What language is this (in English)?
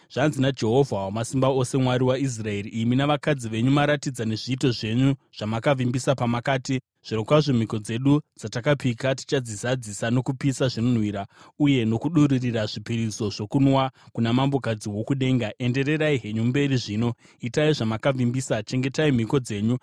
Shona